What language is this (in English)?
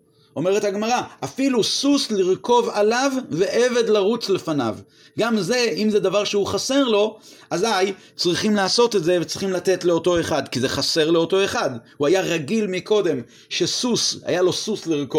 Hebrew